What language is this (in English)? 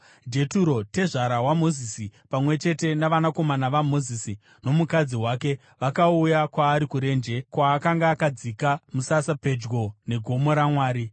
Shona